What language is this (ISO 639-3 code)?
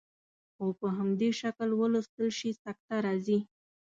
pus